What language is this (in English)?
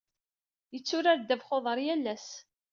Kabyle